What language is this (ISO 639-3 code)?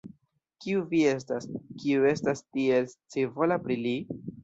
epo